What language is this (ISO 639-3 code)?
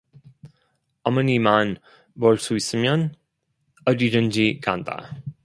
kor